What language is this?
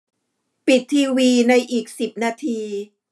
Thai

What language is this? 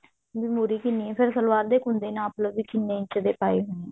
Punjabi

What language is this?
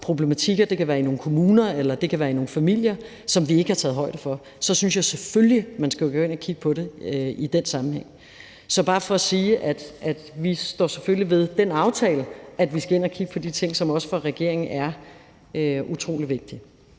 Danish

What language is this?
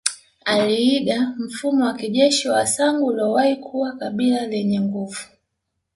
Swahili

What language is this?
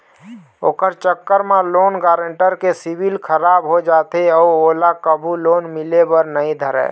Chhattisgarhi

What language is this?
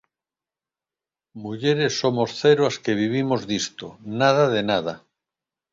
Galician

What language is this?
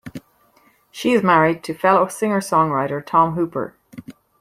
English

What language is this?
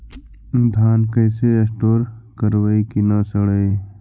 Magahi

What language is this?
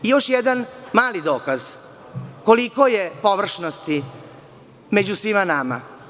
Serbian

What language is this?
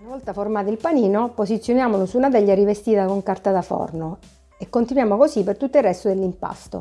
Italian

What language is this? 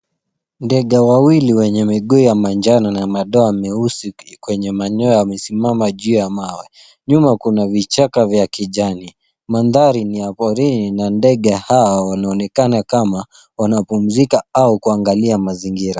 Swahili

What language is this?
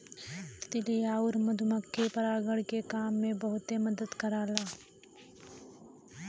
Bhojpuri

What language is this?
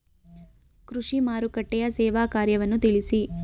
Kannada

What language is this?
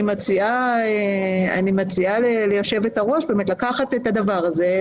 Hebrew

